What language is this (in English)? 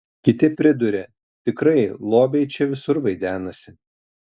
Lithuanian